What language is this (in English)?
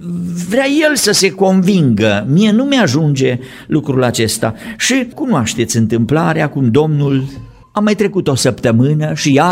Romanian